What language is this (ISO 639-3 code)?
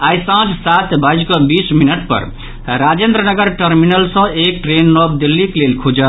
mai